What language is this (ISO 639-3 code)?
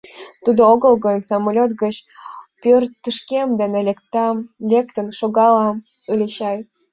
chm